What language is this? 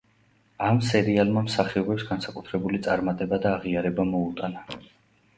Georgian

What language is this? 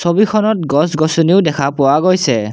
Assamese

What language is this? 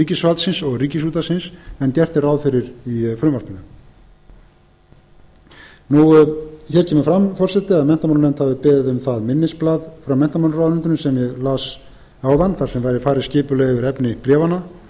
Icelandic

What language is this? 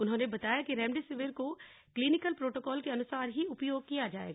Hindi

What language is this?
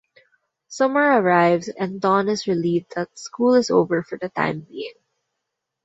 English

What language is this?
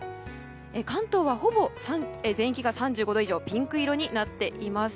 Japanese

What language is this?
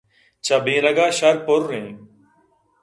Eastern Balochi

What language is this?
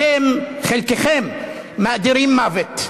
Hebrew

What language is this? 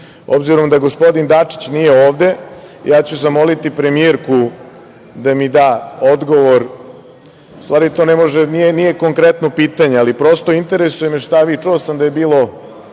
Serbian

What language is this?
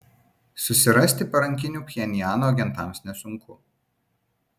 Lithuanian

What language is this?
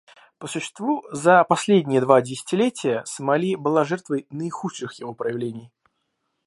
Russian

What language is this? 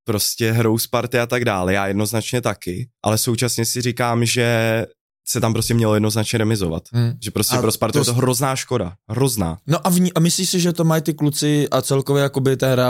Czech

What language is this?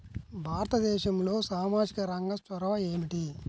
Telugu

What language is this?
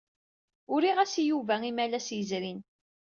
Kabyle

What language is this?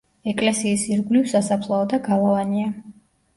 Georgian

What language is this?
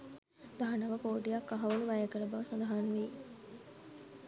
Sinhala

